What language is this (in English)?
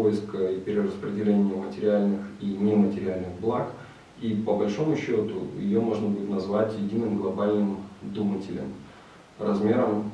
Russian